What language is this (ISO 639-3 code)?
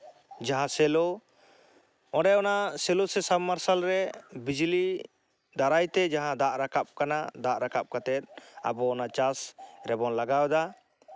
sat